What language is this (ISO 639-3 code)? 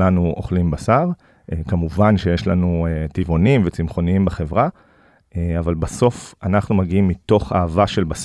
heb